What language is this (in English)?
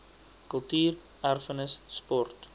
Afrikaans